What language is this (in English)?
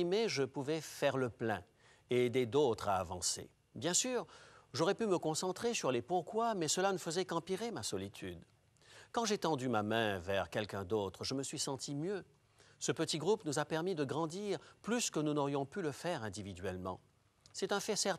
French